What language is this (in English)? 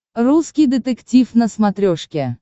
Russian